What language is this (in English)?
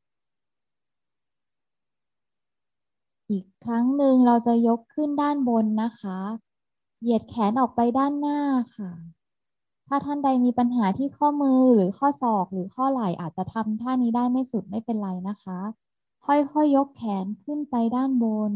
Thai